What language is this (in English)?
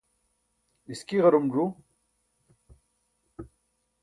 Burushaski